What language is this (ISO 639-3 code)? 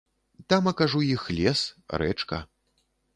bel